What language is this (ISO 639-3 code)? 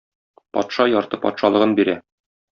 tat